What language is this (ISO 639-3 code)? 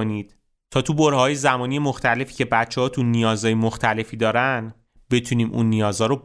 fas